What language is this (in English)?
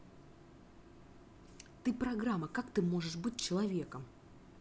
Russian